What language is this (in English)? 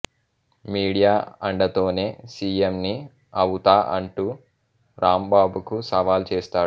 Telugu